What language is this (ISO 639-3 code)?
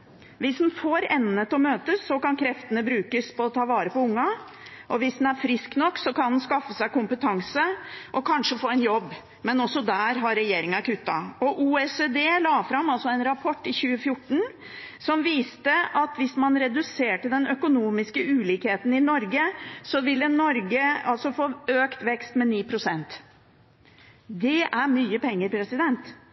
nob